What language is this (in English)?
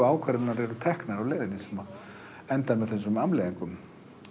Icelandic